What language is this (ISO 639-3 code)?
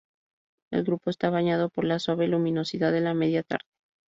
spa